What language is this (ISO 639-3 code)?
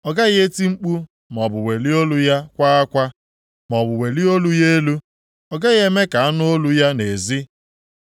ibo